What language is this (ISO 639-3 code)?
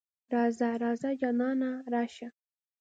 pus